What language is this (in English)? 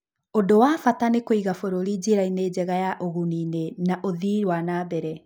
Kikuyu